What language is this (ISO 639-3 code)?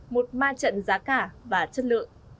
vie